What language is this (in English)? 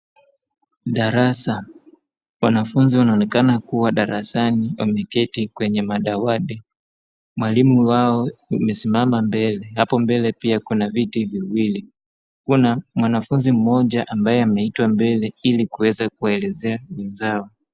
Swahili